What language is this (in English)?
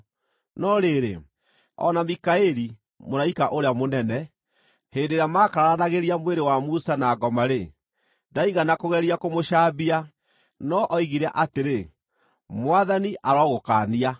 Kikuyu